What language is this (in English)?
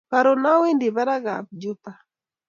Kalenjin